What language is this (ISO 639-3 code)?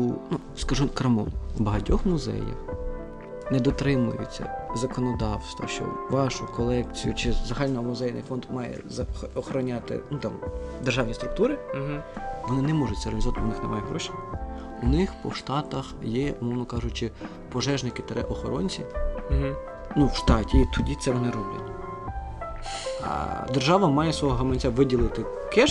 ukr